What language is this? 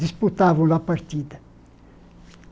Portuguese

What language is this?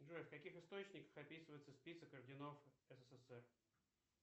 Russian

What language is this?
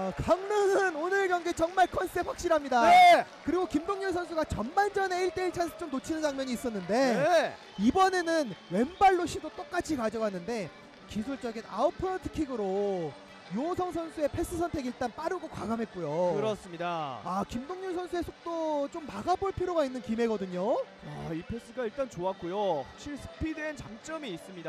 Korean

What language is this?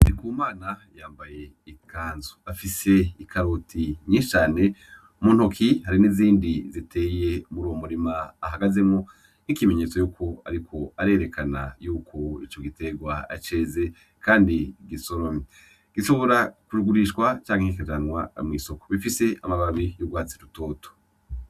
Rundi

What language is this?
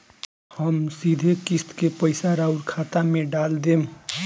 Bhojpuri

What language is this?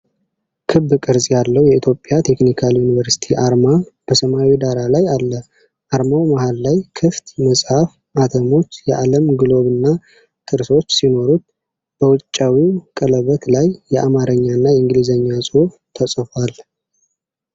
Amharic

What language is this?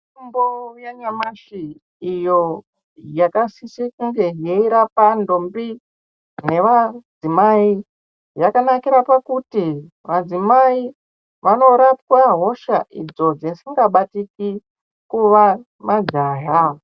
Ndau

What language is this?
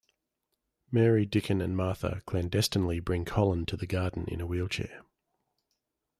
English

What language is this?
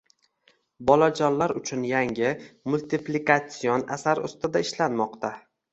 Uzbek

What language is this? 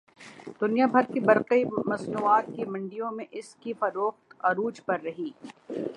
Urdu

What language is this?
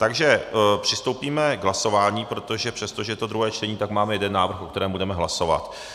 Czech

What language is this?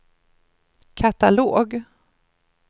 Swedish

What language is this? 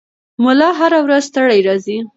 Pashto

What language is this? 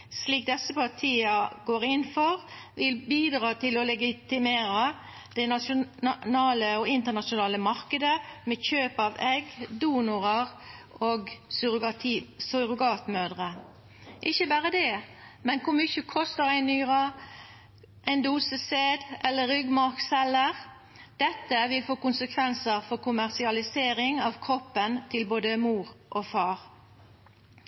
Norwegian Nynorsk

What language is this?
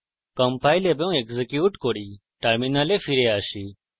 Bangla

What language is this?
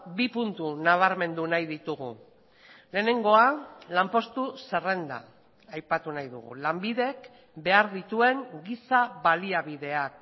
Basque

